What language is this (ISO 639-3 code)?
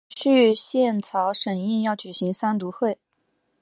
zho